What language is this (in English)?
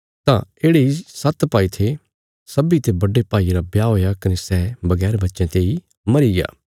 Bilaspuri